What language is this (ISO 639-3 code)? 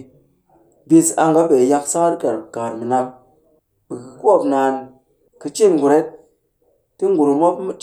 cky